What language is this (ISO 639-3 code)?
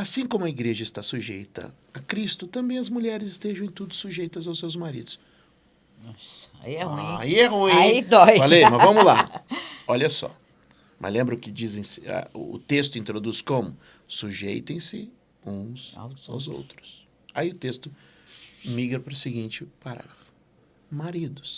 por